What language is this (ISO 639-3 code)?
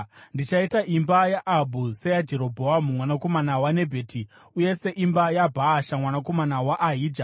sna